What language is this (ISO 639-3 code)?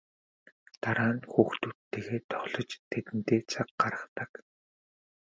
mon